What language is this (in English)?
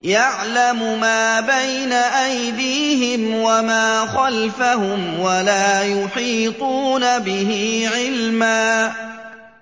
Arabic